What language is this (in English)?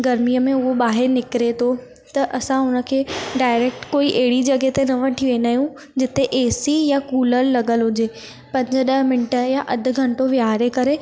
Sindhi